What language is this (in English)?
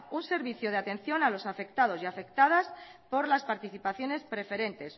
Spanish